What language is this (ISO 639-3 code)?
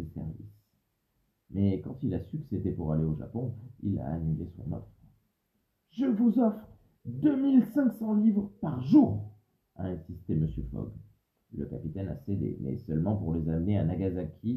fra